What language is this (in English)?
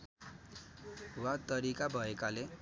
Nepali